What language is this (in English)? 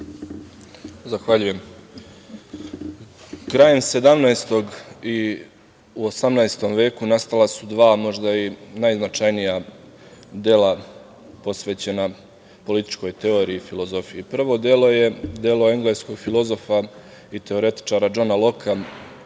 Serbian